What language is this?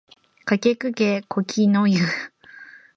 Japanese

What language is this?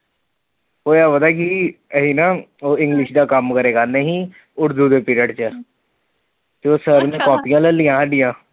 Punjabi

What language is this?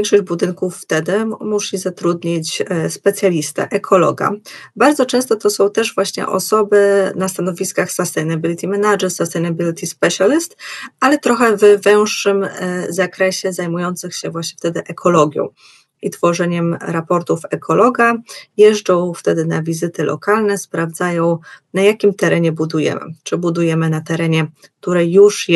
Polish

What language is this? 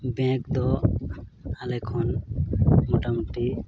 Santali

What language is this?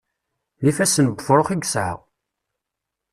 Kabyle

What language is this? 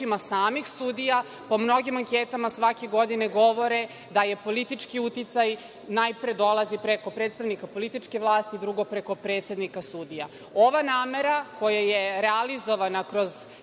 Serbian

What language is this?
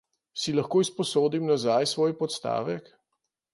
Slovenian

